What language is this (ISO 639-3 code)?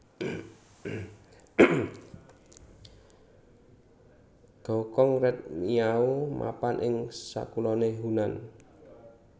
jav